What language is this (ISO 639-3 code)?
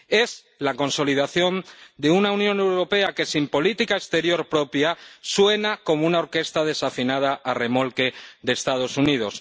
spa